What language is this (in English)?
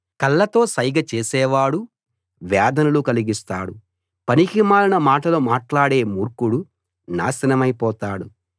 Telugu